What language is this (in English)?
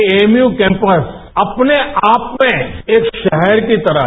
Hindi